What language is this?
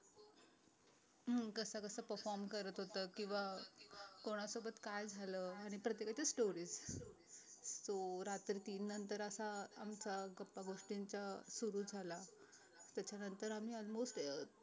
Marathi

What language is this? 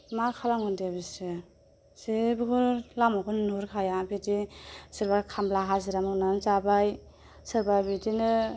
Bodo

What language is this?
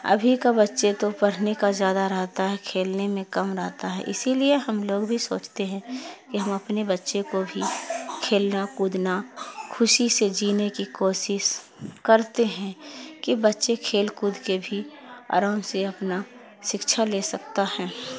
Urdu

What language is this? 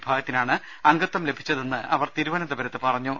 Malayalam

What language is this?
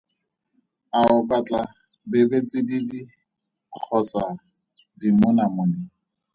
Tswana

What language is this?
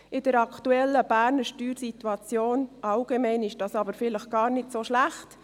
Swiss German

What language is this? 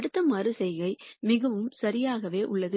Tamil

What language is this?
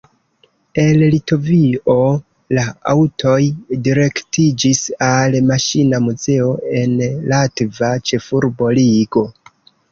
Esperanto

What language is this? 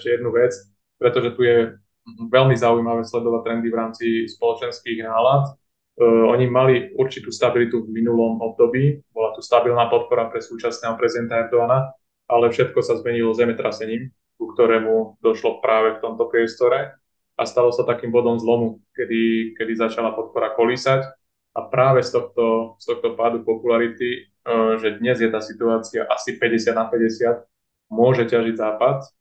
Slovak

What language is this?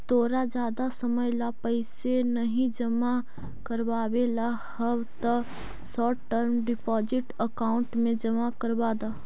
Magahi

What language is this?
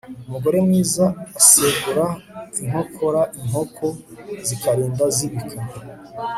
Kinyarwanda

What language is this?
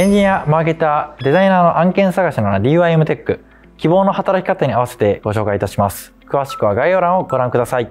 Japanese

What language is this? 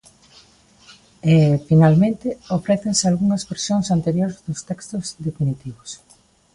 Galician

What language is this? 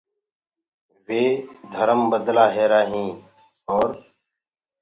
Gurgula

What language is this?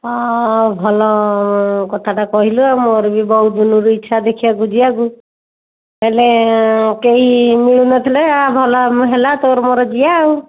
Odia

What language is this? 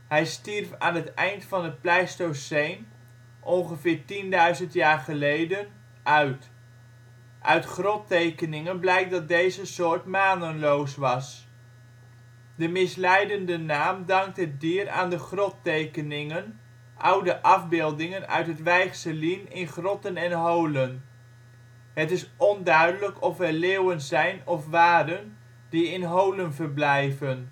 Dutch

